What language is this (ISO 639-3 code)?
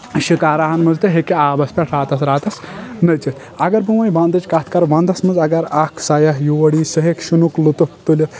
kas